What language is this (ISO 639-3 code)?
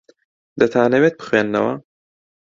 ckb